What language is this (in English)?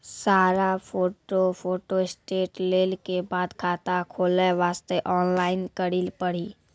Maithili